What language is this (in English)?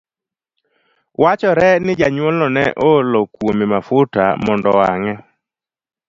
Luo (Kenya and Tanzania)